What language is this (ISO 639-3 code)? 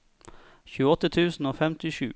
nor